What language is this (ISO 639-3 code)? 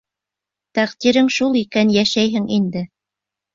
bak